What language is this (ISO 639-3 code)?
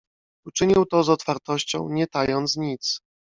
pol